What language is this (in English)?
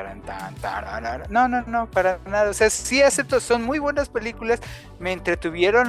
Spanish